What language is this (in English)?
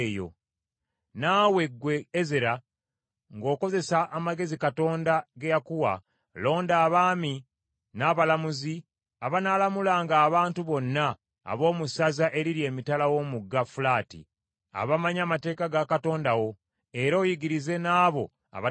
Ganda